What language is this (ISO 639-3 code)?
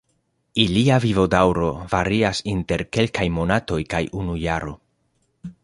epo